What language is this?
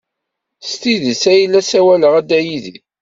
Kabyle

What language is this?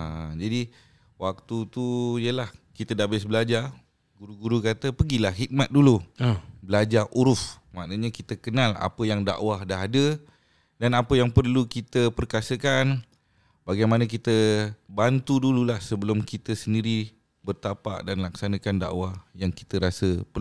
Malay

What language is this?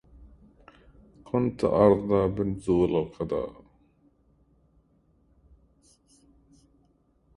Arabic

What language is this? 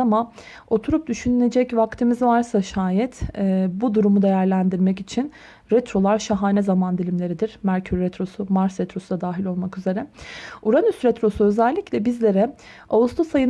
Turkish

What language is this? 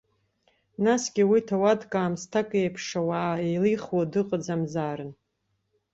Abkhazian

